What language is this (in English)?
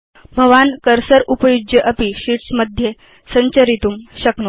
Sanskrit